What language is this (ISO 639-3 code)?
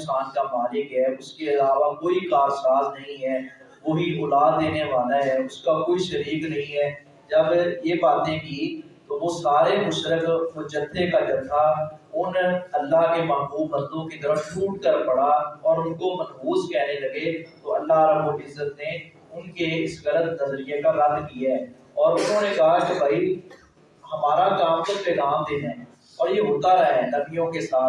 urd